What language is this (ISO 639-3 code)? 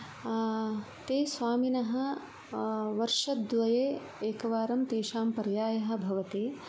san